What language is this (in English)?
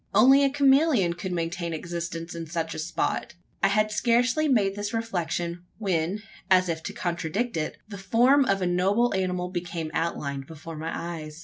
English